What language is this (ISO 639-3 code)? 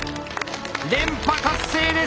jpn